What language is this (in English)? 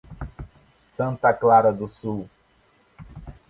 Portuguese